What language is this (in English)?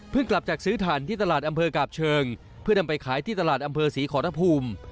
Thai